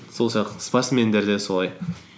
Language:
Kazakh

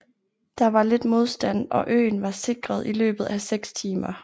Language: Danish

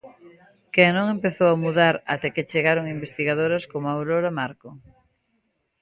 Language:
Galician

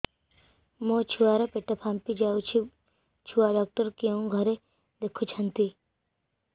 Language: Odia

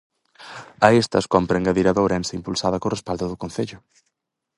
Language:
Galician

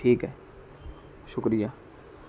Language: Urdu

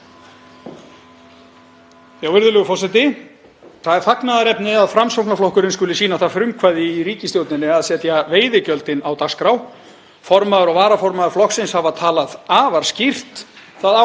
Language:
Icelandic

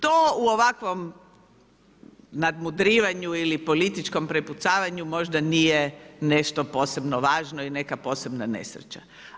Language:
Croatian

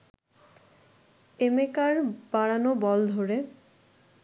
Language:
Bangla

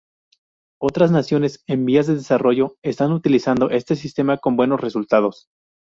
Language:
Spanish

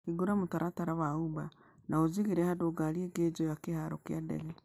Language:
Kikuyu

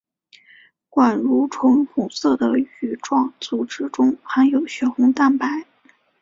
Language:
Chinese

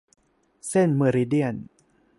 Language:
Thai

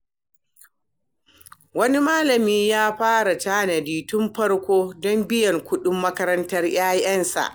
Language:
Hausa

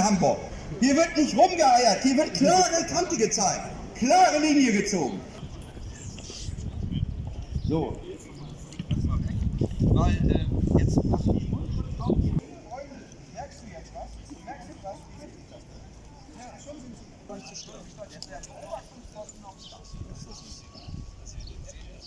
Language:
German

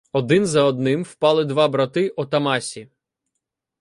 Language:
Ukrainian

